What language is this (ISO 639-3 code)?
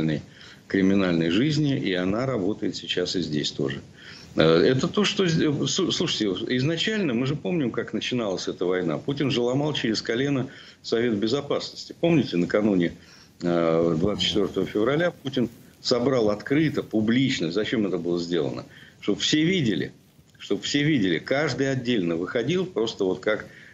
rus